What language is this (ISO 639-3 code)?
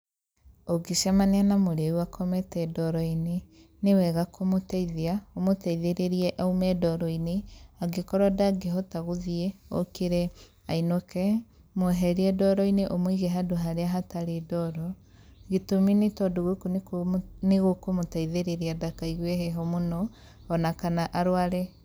kik